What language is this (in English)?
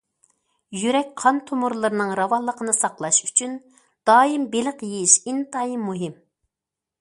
Uyghur